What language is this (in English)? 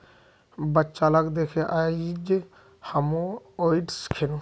Magahi